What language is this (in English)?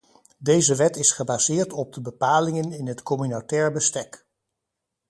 Dutch